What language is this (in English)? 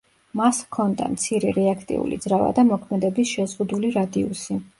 Georgian